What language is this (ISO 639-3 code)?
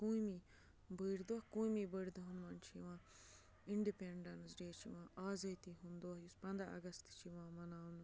kas